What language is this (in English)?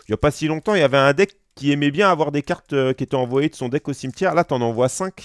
French